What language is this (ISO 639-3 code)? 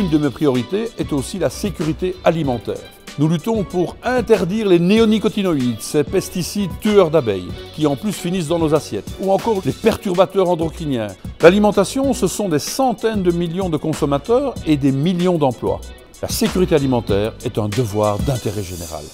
fra